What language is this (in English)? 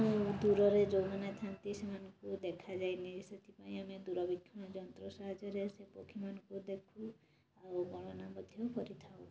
Odia